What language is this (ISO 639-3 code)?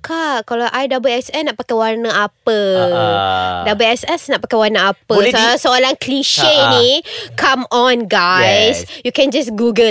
msa